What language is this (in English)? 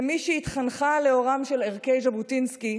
Hebrew